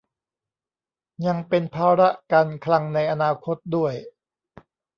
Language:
Thai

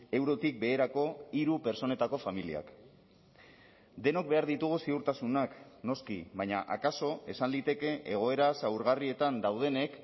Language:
Basque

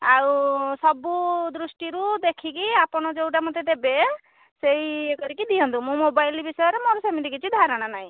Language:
Odia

